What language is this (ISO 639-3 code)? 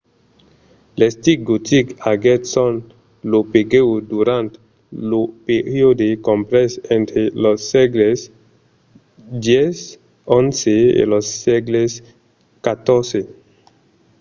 oci